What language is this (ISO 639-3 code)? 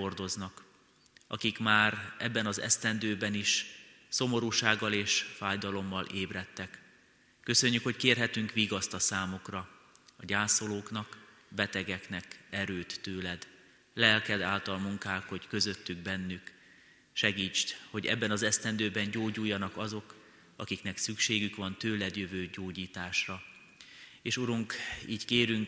hun